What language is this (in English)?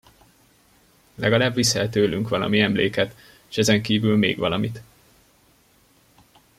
Hungarian